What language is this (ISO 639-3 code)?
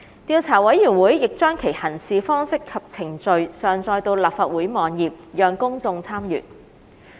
yue